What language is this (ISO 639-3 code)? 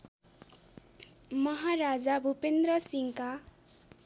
nep